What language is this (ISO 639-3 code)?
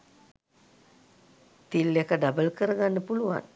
sin